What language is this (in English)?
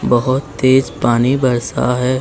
Hindi